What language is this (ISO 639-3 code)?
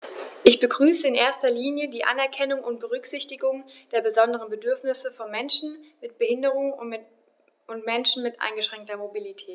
deu